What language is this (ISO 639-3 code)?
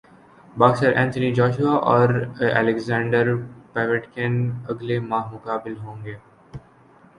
urd